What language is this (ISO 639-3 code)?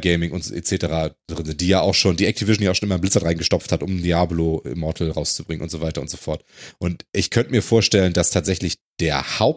deu